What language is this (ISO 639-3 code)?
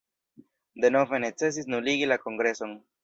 epo